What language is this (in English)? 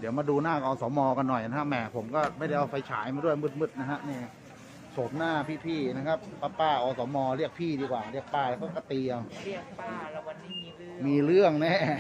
Thai